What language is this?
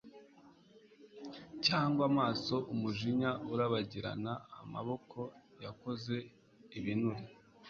Kinyarwanda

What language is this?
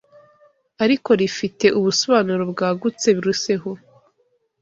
Kinyarwanda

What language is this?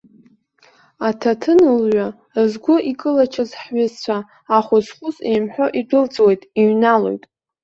Abkhazian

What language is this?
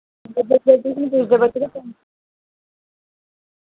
Dogri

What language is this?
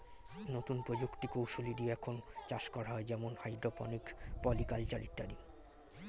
Bangla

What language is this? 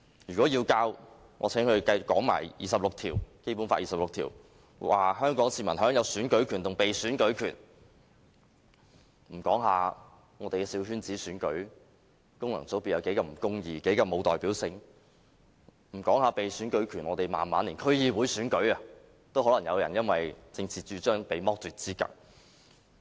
Cantonese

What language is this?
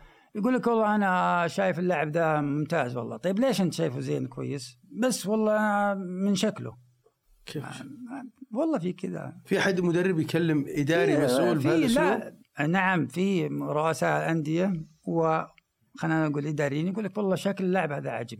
Arabic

